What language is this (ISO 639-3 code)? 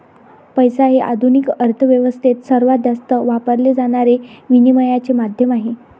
mar